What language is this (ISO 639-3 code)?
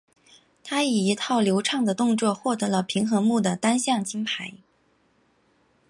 zho